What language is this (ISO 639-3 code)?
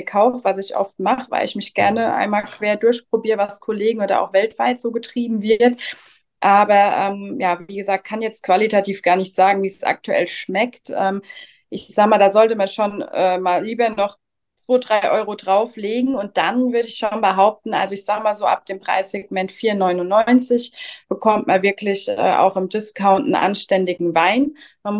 deu